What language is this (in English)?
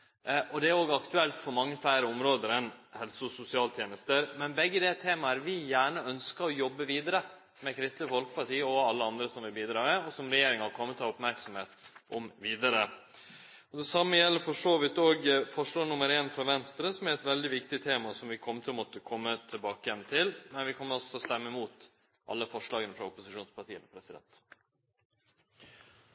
Norwegian Nynorsk